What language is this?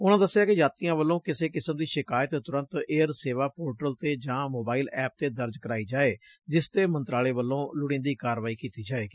Punjabi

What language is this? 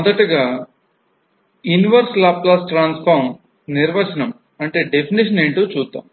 Telugu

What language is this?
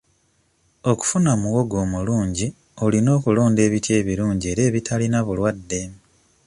Ganda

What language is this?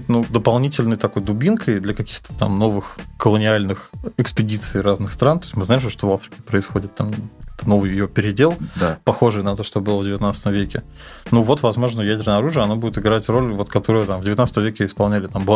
Russian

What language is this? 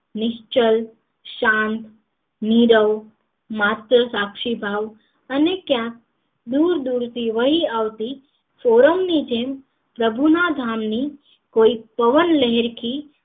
Gujarati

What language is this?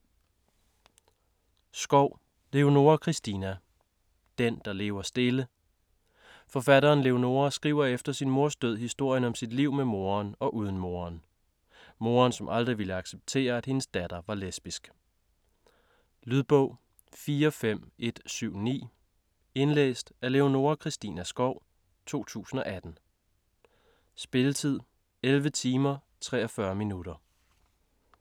Danish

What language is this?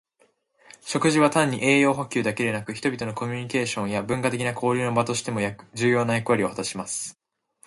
Japanese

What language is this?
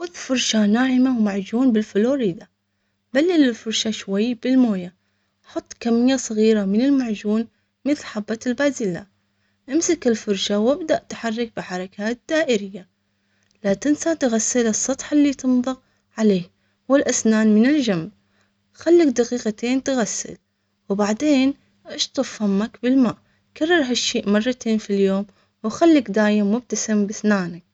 Omani Arabic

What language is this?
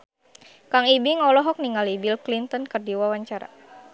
Sundanese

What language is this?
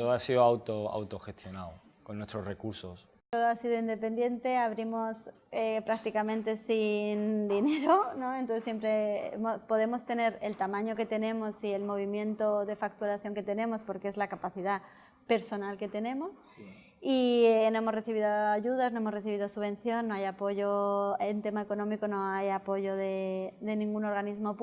Spanish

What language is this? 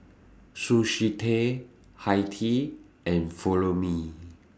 English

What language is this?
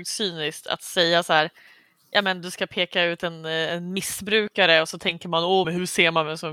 Swedish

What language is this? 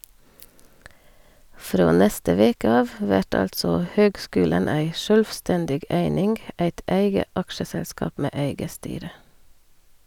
Norwegian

